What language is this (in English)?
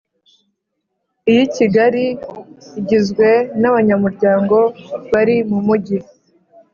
Kinyarwanda